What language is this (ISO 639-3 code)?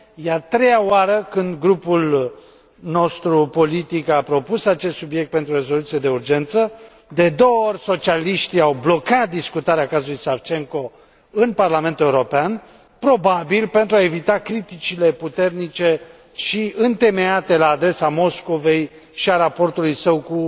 ron